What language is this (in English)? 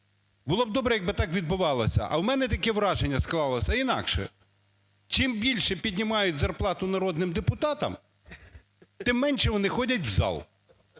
Ukrainian